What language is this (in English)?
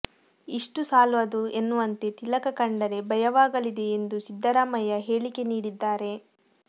Kannada